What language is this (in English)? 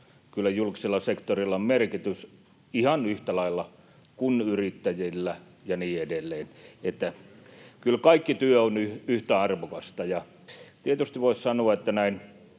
Finnish